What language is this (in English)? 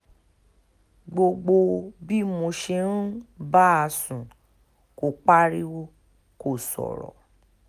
Yoruba